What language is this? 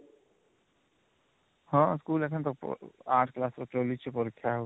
Odia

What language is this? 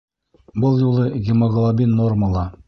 Bashkir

